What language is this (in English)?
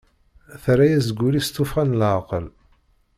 Kabyle